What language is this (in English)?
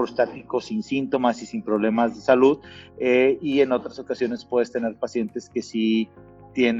Spanish